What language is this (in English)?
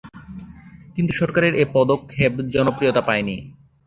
Bangla